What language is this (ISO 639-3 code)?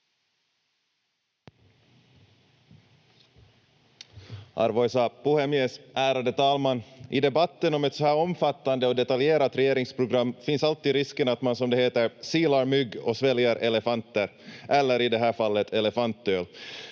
fin